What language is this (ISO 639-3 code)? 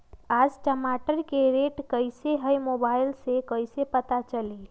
mag